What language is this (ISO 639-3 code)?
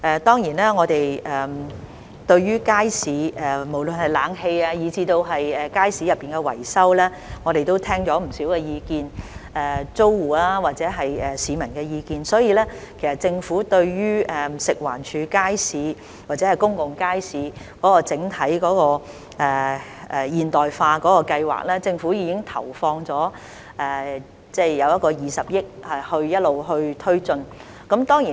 yue